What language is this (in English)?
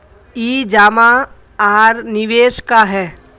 Magahi